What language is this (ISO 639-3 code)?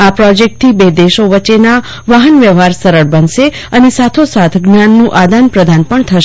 guj